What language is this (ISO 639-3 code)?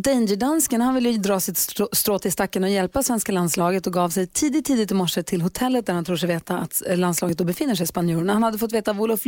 swe